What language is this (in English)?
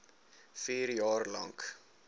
Afrikaans